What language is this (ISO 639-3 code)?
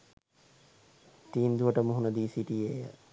sin